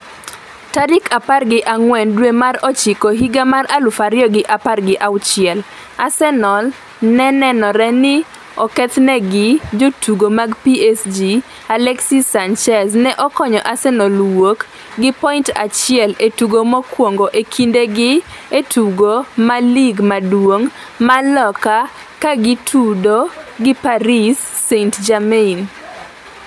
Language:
Luo (Kenya and Tanzania)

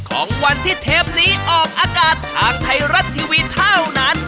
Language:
Thai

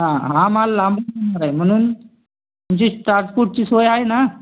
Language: Marathi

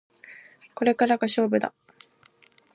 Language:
Japanese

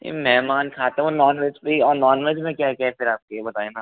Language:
Hindi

